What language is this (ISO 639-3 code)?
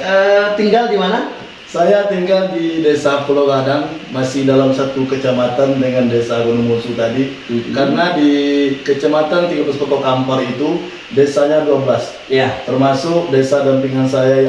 ind